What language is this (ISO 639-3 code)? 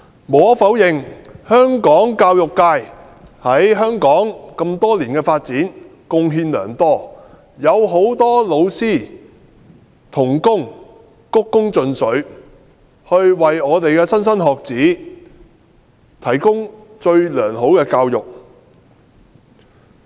yue